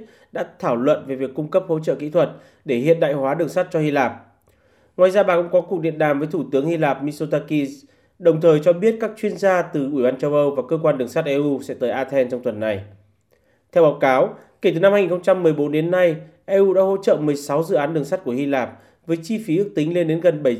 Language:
Vietnamese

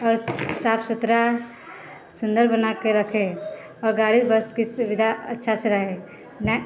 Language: Maithili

